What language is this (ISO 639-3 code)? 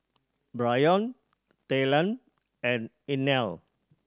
eng